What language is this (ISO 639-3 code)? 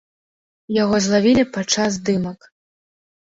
bel